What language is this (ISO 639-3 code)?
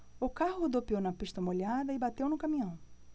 por